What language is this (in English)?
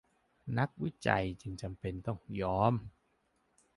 Thai